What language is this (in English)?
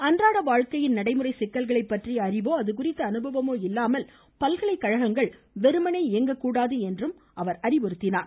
Tamil